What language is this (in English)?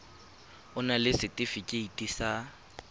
Tswana